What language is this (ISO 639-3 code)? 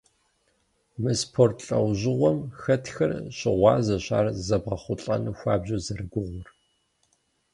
kbd